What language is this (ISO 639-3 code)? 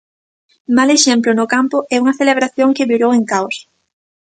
glg